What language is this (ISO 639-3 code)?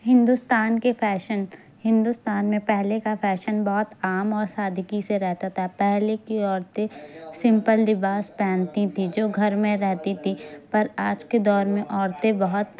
urd